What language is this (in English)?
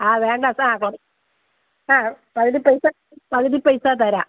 Malayalam